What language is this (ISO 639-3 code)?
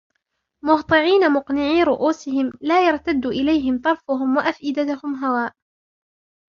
ara